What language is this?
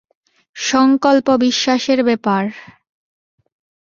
Bangla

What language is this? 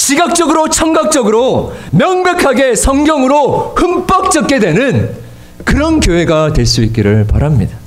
Korean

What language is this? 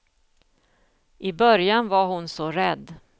Swedish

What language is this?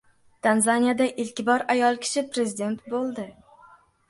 Uzbek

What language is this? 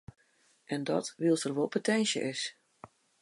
Western Frisian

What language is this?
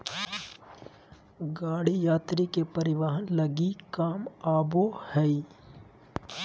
Magahi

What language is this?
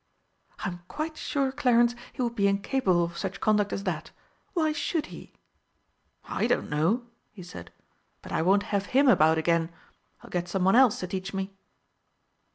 English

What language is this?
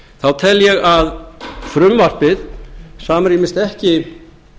Icelandic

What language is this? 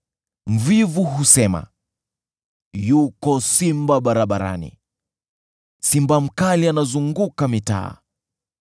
Swahili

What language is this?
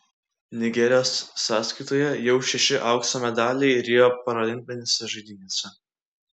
Lithuanian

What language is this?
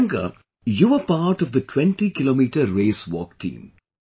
English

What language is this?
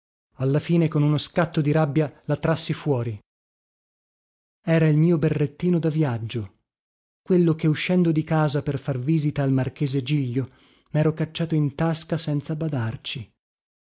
Italian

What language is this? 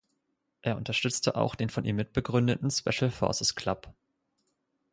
German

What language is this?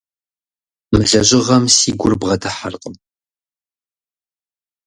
Kabardian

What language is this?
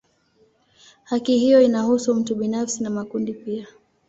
Swahili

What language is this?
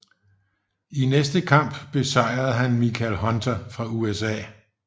Danish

